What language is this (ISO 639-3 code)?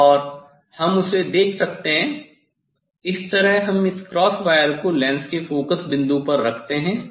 hin